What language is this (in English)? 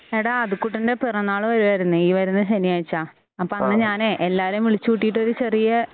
Malayalam